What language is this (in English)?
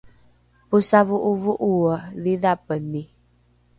Rukai